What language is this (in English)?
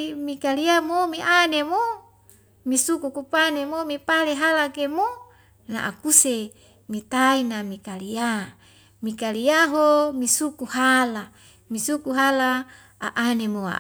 Wemale